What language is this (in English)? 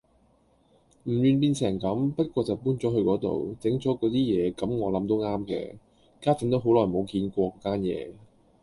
Cantonese